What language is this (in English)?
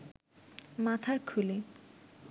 Bangla